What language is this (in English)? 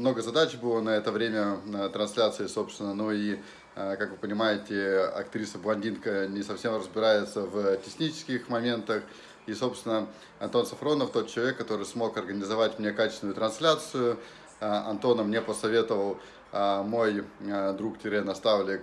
Russian